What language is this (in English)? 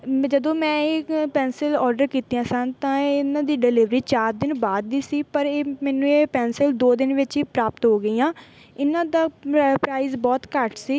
Punjabi